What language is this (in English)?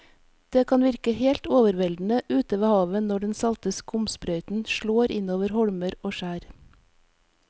Norwegian